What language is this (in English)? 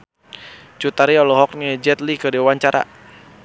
Sundanese